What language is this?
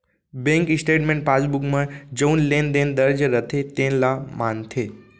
Chhattisgarhi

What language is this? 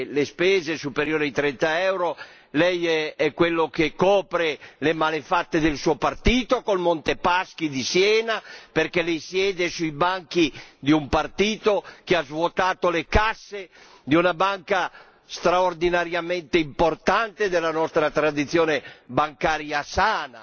Italian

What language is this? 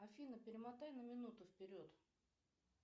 Russian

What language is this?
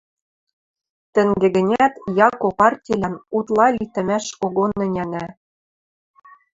Western Mari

